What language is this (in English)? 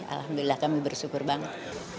Indonesian